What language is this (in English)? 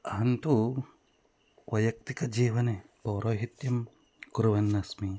Sanskrit